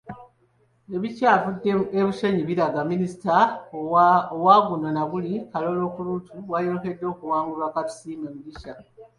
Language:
Ganda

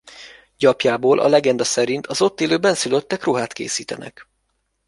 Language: Hungarian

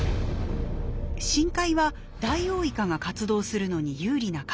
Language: Japanese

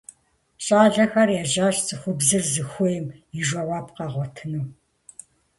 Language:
Kabardian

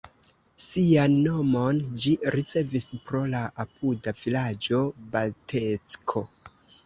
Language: Esperanto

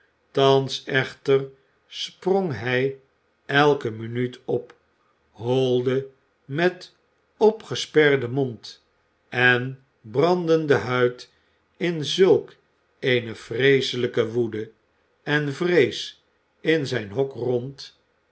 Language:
Dutch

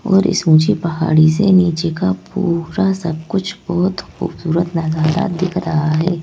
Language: Hindi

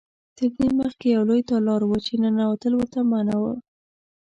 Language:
Pashto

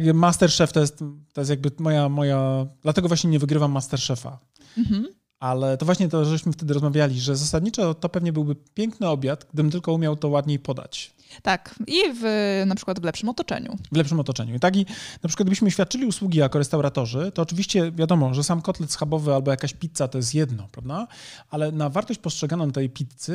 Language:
Polish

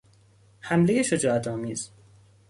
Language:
Persian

